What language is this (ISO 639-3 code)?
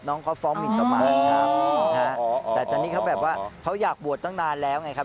tha